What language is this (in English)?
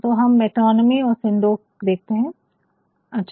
Hindi